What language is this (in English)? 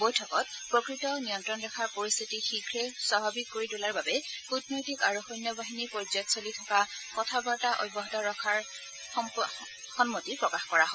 Assamese